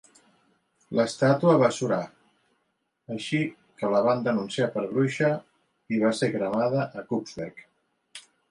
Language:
Catalan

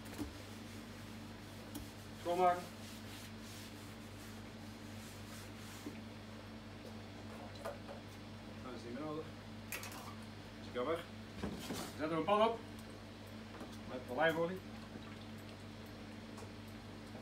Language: Dutch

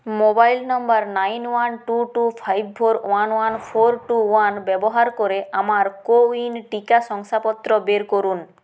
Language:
Bangla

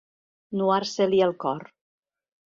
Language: Catalan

